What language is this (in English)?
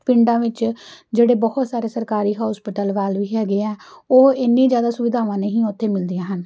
Punjabi